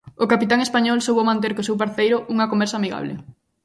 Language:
Galician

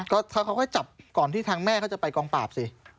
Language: Thai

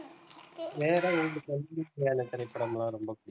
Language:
Tamil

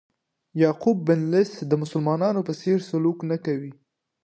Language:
Pashto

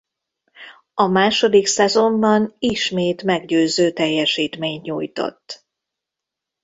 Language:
Hungarian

